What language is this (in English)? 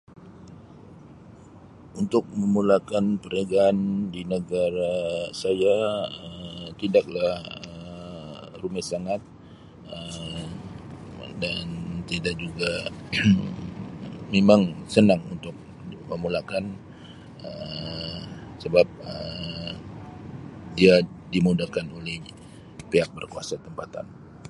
Sabah Malay